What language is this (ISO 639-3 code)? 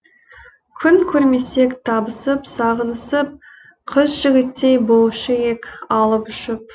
kaz